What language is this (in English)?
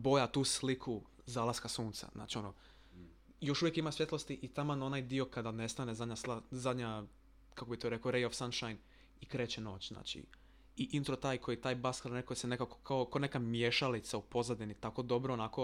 Croatian